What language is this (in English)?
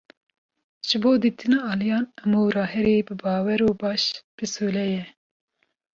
Kurdish